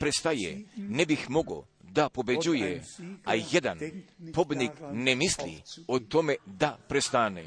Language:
Croatian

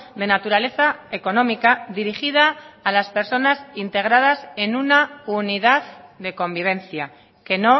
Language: Spanish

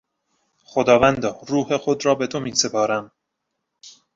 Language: Persian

